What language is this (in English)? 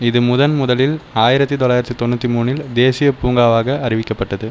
Tamil